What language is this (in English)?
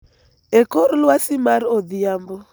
Luo (Kenya and Tanzania)